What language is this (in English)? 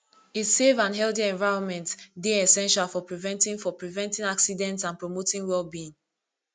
Nigerian Pidgin